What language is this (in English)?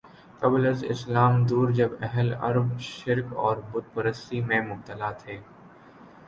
Urdu